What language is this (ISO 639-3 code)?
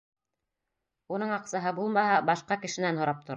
bak